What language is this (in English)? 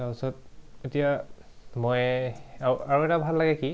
Assamese